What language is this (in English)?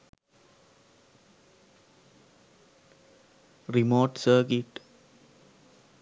Sinhala